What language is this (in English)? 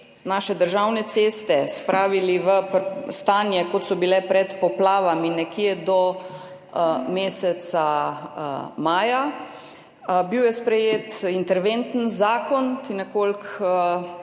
Slovenian